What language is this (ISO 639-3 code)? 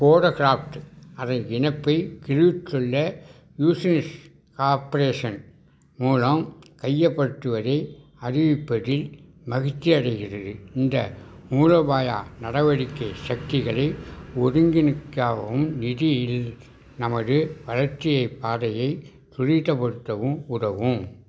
tam